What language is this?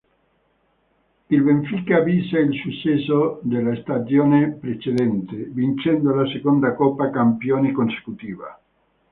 Italian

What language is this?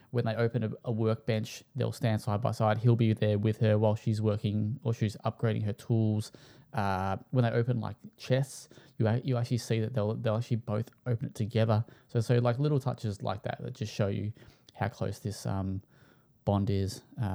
English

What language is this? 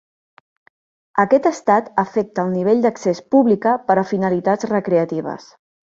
Catalan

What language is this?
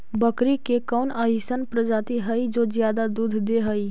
Magahi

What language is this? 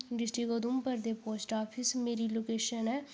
Dogri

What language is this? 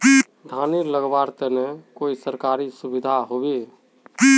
Magahi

